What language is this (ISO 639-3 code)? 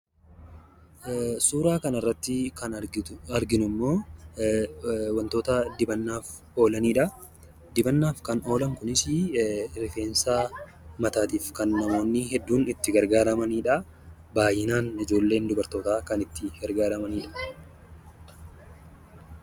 orm